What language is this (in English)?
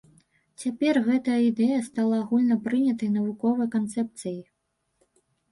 Belarusian